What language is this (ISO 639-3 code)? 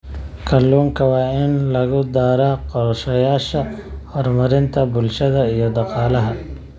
som